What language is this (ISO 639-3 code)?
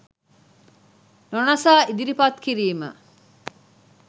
sin